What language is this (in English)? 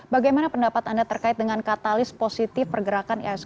Indonesian